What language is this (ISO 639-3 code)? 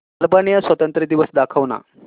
mar